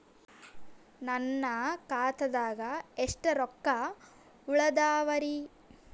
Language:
Kannada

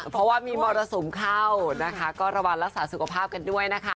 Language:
Thai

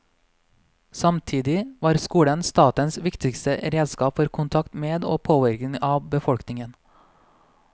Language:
Norwegian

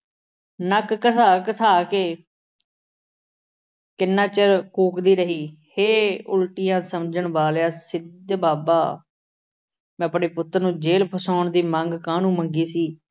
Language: Punjabi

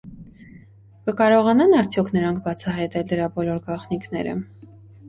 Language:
Armenian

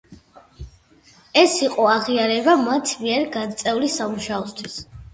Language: Georgian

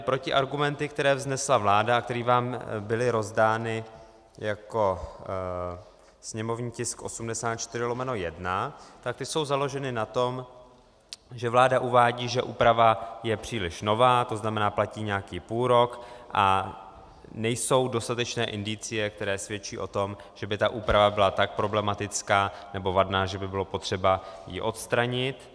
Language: Czech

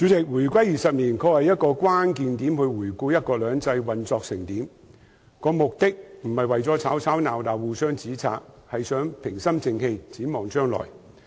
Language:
Cantonese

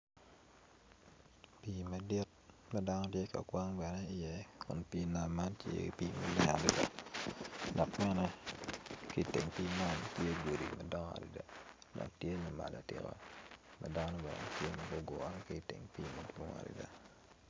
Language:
Acoli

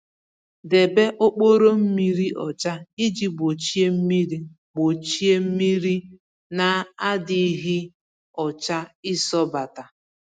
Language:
Igbo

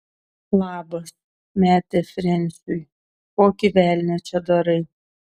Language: Lithuanian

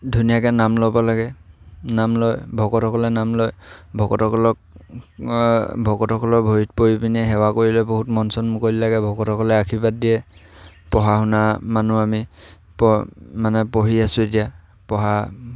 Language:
Assamese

